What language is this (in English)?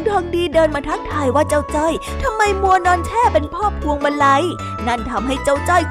Thai